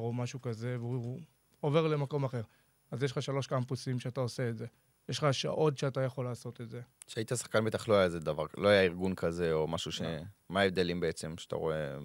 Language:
Hebrew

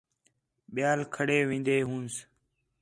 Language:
Khetrani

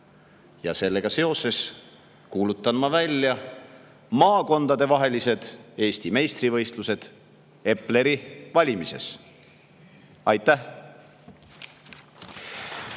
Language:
Estonian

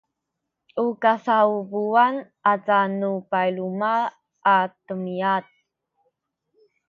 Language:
Sakizaya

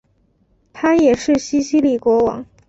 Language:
Chinese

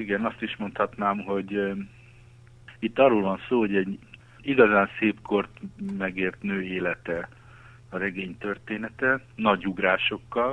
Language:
Hungarian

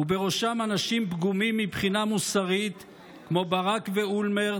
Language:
Hebrew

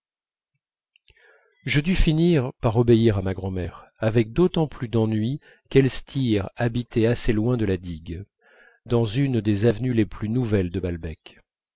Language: French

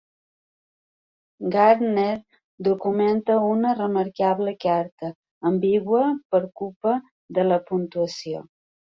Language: Catalan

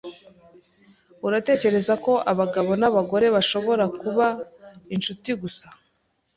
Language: Kinyarwanda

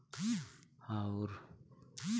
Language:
Bhojpuri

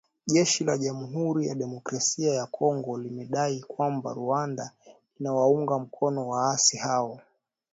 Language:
Swahili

